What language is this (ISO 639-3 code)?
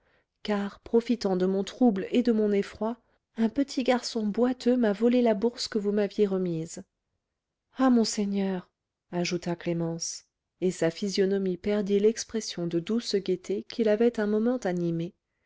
fra